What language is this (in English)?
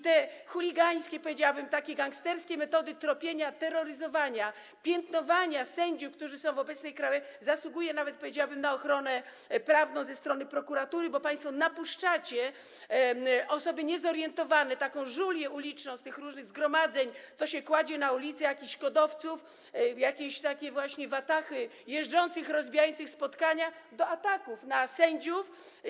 Polish